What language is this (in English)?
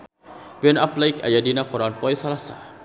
Sundanese